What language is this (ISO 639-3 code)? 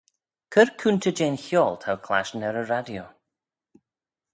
glv